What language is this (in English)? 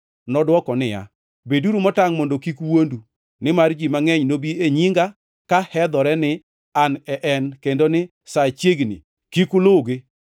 Luo (Kenya and Tanzania)